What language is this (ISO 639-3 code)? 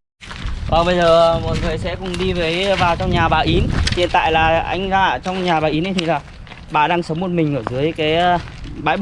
vie